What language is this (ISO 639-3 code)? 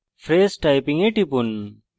ben